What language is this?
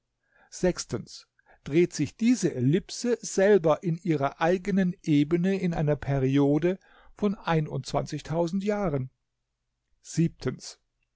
German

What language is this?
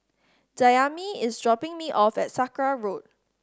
English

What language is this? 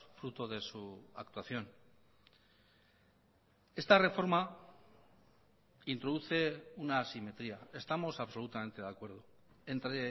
Spanish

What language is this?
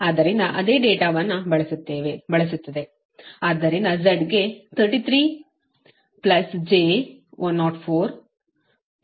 Kannada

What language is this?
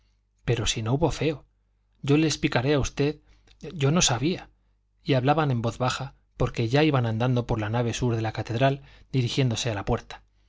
Spanish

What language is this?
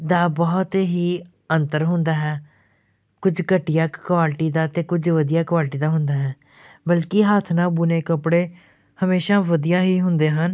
Punjabi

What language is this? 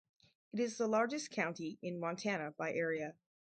English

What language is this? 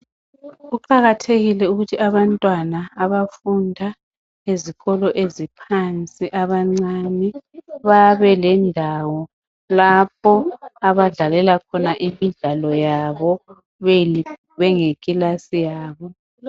North Ndebele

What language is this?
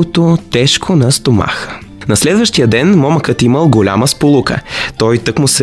Bulgarian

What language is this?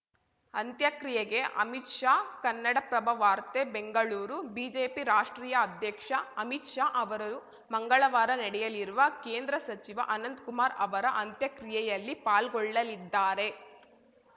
Kannada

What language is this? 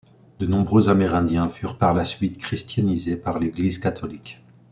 French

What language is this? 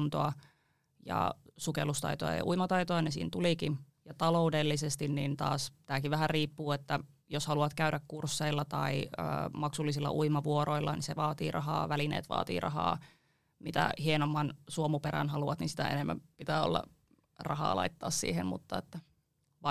Finnish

